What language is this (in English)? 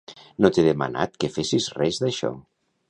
Catalan